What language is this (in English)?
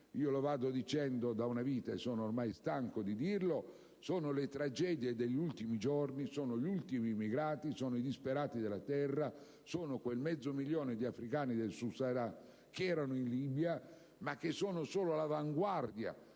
Italian